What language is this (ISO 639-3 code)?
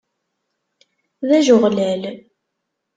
kab